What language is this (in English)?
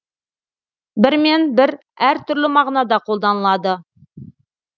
Kazakh